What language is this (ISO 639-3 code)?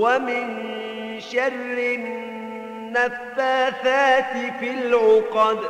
ara